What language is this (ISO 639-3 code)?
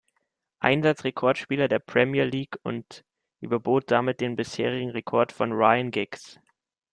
deu